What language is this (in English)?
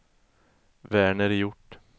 Swedish